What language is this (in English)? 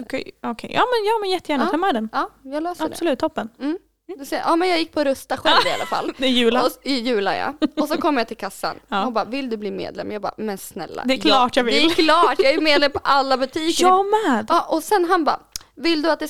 Swedish